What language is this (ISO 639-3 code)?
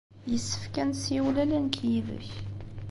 kab